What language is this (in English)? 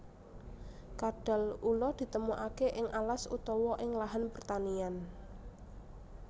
Javanese